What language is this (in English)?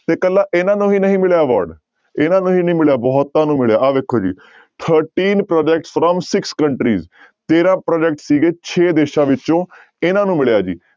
Punjabi